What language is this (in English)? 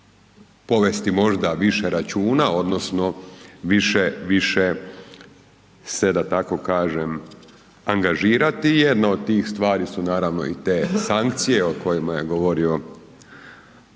Croatian